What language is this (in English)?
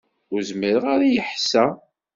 Kabyle